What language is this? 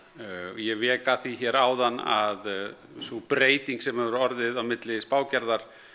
Icelandic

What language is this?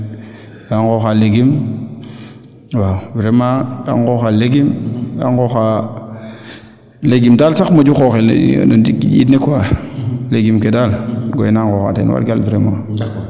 Serer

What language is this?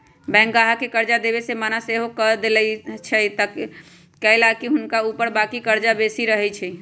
Magahi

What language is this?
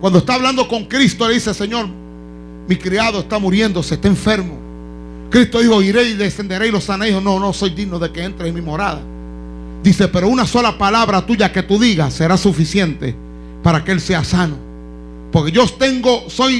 Spanish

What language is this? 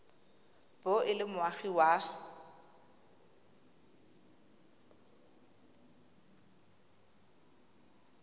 Tswana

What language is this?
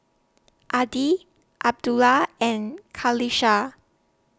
English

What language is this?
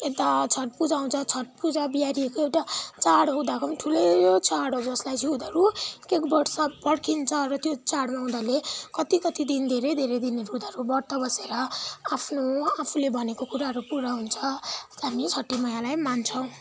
Nepali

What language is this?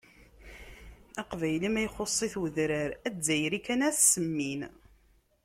Kabyle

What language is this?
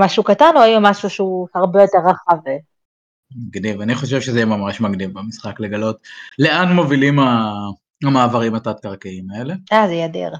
Hebrew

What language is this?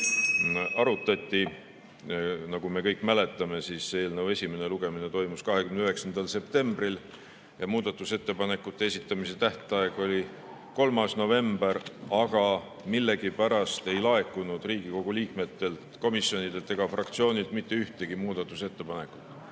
Estonian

